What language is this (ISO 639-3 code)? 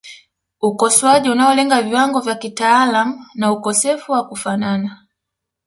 swa